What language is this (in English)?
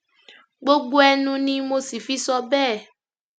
Yoruba